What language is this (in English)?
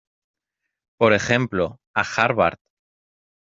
Spanish